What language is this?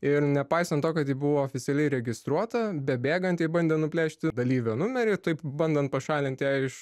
Lithuanian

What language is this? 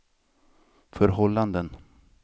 Swedish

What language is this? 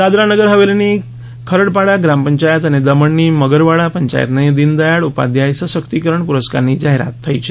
Gujarati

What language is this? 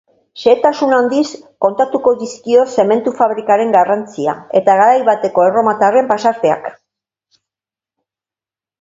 Basque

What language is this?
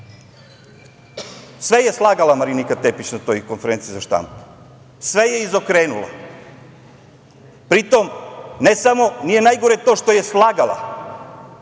Serbian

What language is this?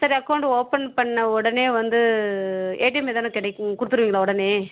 Tamil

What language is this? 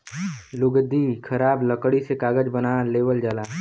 Bhojpuri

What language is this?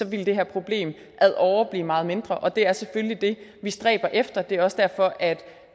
Danish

